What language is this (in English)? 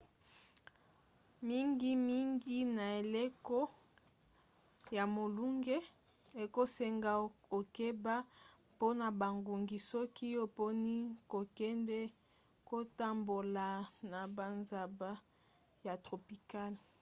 Lingala